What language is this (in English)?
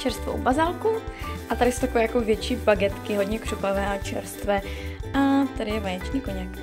Czech